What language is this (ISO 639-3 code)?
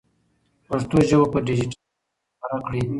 pus